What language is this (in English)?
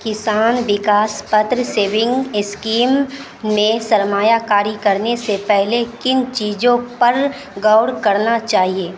Urdu